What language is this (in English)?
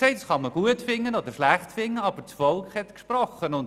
Swiss German